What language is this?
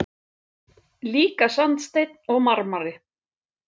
Icelandic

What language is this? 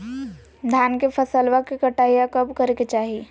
Magahi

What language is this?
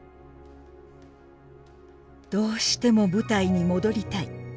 Japanese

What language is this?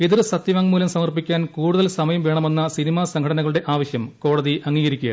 Malayalam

